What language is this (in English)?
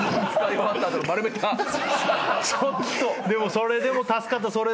Japanese